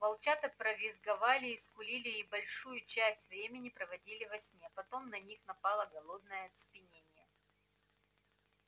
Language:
Russian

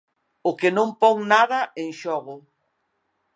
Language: Galician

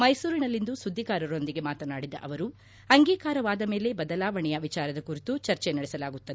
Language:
Kannada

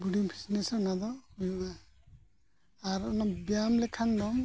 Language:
Santali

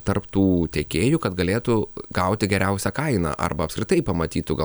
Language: Lithuanian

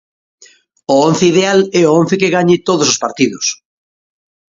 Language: Galician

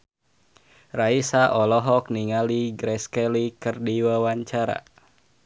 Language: Sundanese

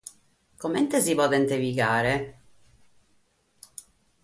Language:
Sardinian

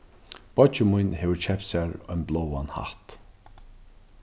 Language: Faroese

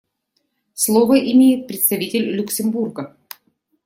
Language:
Russian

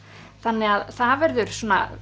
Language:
Icelandic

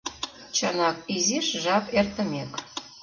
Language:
Mari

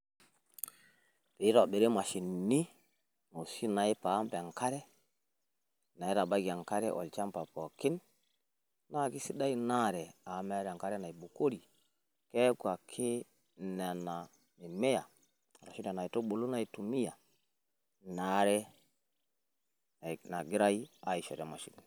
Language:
Masai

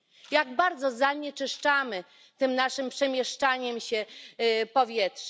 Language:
Polish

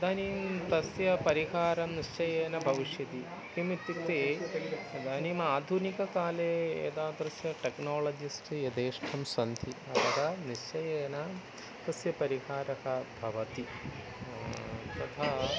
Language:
Sanskrit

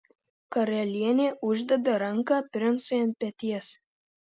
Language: Lithuanian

